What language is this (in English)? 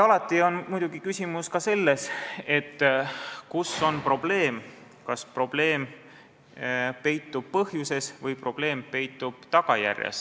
Estonian